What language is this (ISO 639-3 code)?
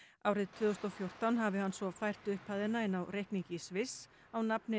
isl